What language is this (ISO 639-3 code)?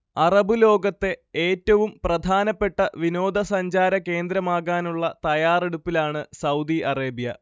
mal